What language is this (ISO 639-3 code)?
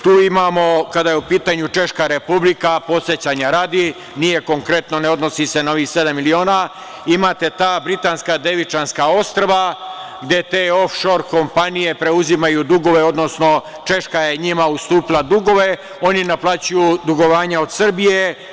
srp